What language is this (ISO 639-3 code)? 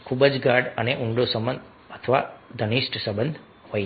guj